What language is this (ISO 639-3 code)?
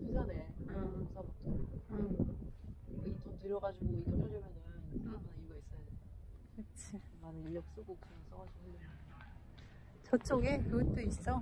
kor